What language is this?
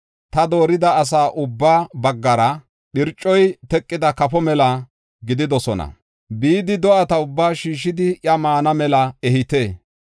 Gofa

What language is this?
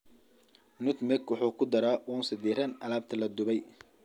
Somali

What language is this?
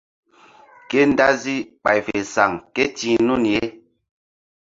Mbum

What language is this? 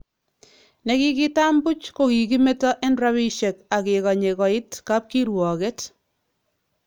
Kalenjin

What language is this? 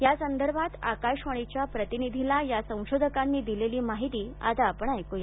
Marathi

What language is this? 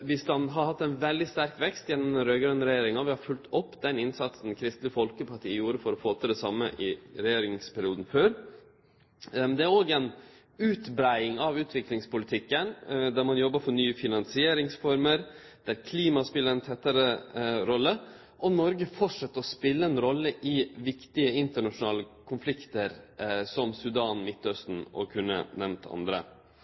Norwegian Nynorsk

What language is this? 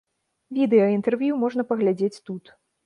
Belarusian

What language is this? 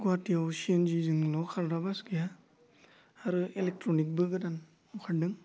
Bodo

